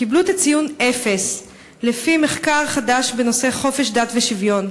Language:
Hebrew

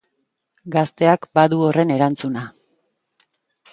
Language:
Basque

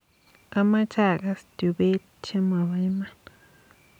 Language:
Kalenjin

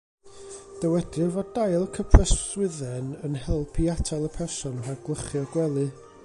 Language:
Welsh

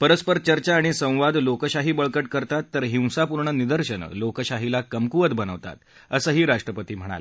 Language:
Marathi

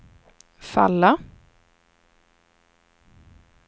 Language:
Swedish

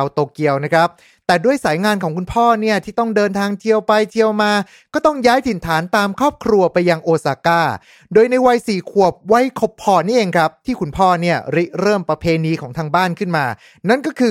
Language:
Thai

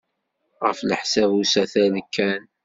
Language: Kabyle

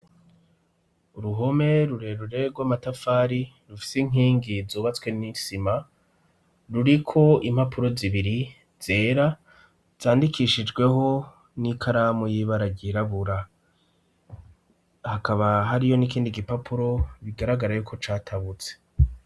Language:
Rundi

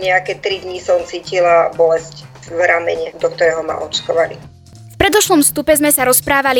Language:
Slovak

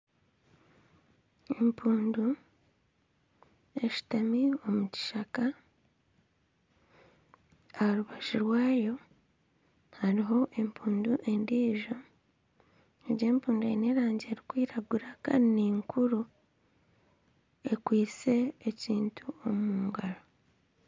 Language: Nyankole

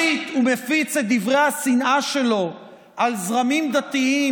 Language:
Hebrew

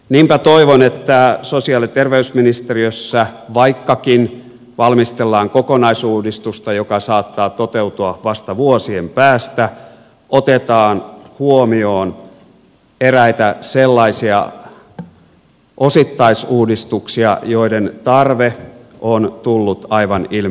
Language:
Finnish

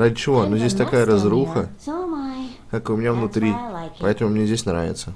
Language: Russian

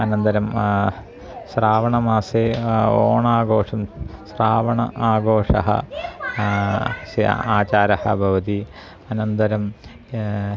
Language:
Sanskrit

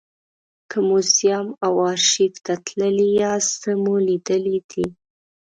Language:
Pashto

